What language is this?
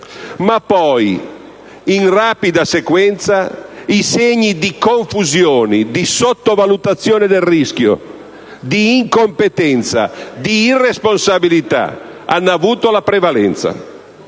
Italian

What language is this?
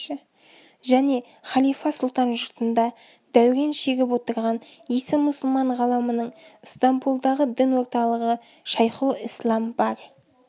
Kazakh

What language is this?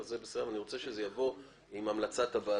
Hebrew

